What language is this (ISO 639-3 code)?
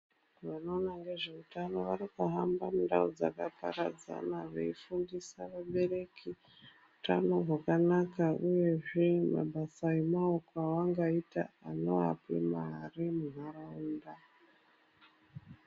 ndc